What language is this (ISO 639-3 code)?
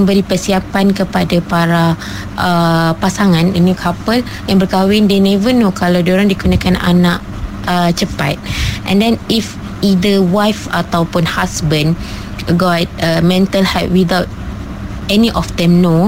msa